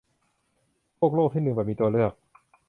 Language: Thai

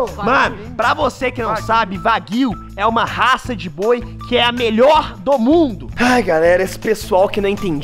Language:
Portuguese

